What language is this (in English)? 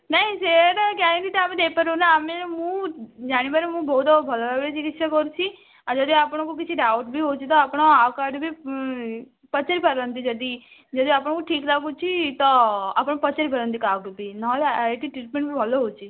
Odia